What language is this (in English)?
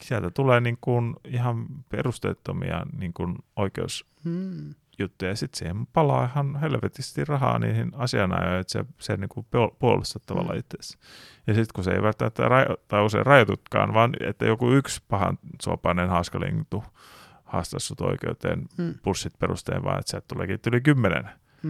Finnish